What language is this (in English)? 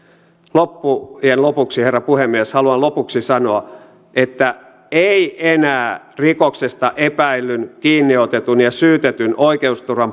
Finnish